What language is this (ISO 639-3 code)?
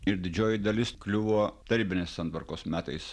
lit